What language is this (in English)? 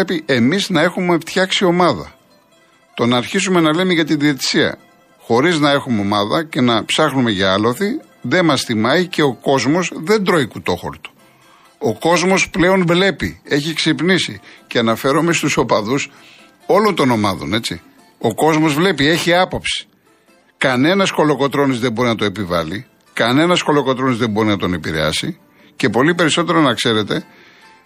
Greek